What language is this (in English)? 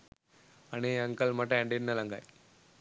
Sinhala